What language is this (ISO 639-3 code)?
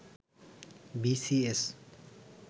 ben